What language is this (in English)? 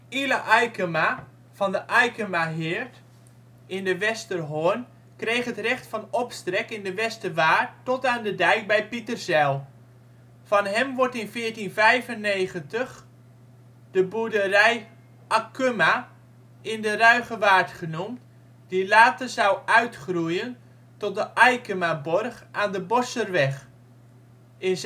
Dutch